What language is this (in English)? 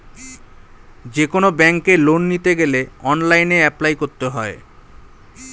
Bangla